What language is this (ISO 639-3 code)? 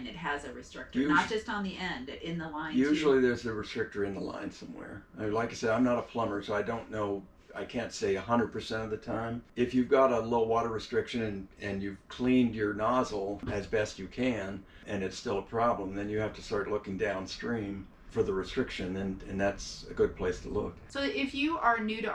eng